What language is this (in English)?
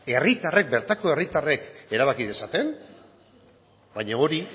Basque